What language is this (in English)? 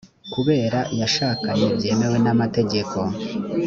Kinyarwanda